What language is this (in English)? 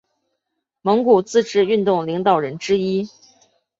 Chinese